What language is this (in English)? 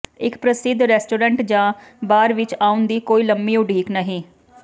Punjabi